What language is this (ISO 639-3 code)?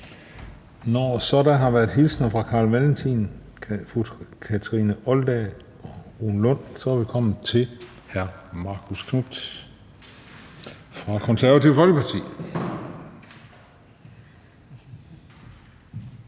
dan